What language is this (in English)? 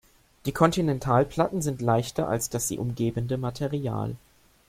German